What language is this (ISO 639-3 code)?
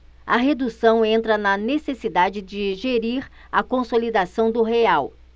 por